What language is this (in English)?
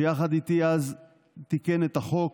Hebrew